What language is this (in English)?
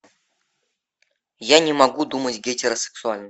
Russian